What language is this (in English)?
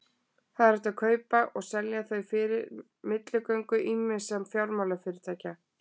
Icelandic